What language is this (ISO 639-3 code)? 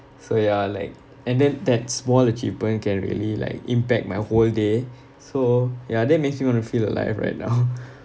eng